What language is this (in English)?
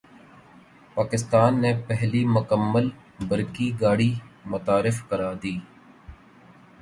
Urdu